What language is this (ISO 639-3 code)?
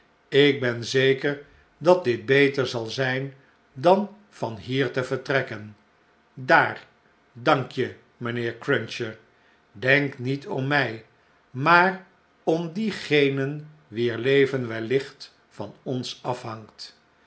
nld